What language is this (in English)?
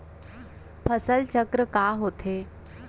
Chhattisgarhi